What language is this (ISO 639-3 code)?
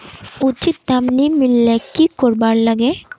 mag